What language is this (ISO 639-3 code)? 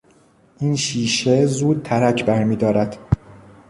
fas